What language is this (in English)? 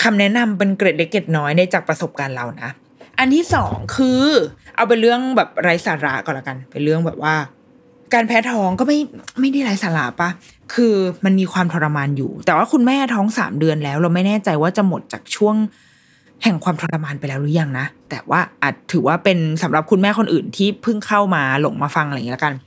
Thai